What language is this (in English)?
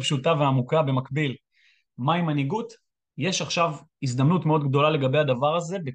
Hebrew